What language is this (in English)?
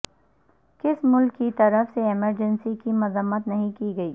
Urdu